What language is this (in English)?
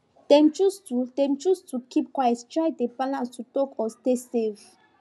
Nigerian Pidgin